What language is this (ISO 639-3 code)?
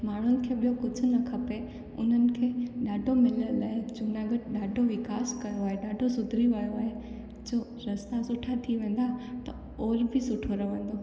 snd